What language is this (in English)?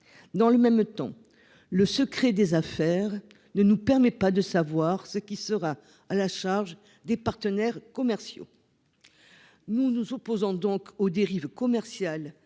French